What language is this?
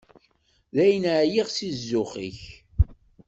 Kabyle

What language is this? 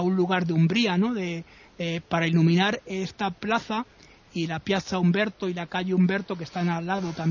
Spanish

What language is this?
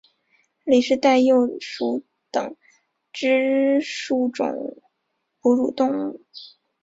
Chinese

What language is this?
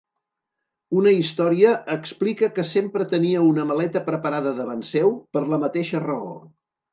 Catalan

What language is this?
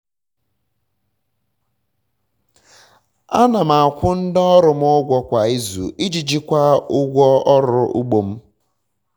Igbo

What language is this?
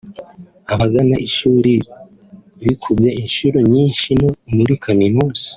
Kinyarwanda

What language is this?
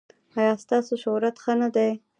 Pashto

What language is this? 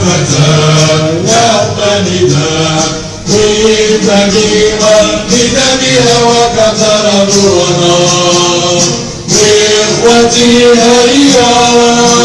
Arabic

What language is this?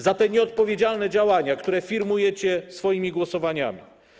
Polish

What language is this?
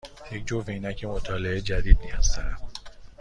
Persian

